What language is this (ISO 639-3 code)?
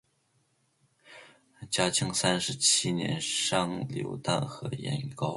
zho